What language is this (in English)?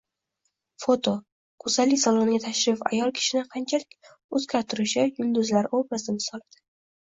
Uzbek